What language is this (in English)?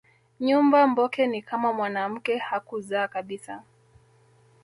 Swahili